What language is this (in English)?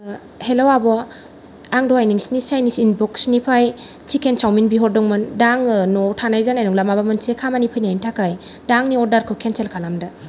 Bodo